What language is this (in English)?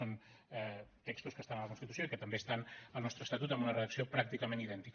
Catalan